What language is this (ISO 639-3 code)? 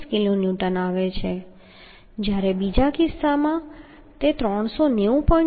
guj